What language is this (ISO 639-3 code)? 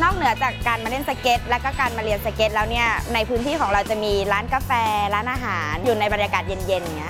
tha